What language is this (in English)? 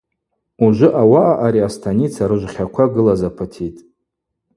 Abaza